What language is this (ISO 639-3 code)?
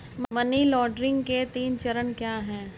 hin